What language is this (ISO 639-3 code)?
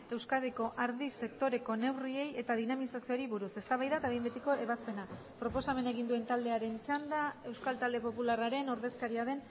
eus